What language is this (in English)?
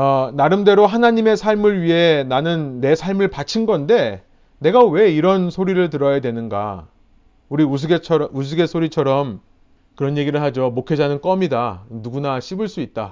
Korean